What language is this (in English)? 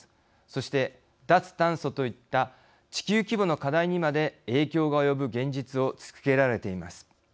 Japanese